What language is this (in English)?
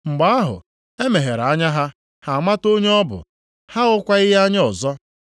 Igbo